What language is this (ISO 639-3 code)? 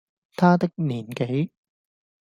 yue